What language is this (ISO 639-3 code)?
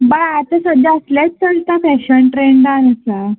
kok